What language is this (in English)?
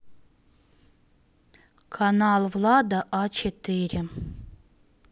Russian